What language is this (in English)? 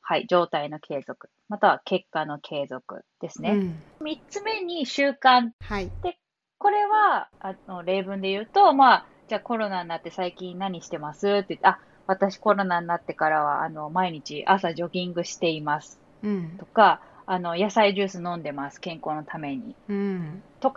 Japanese